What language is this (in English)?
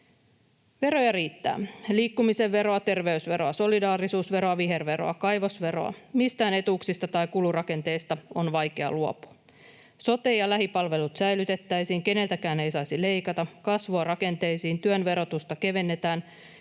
Finnish